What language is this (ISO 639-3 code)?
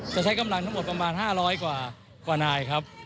tha